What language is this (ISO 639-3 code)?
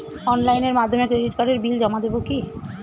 ben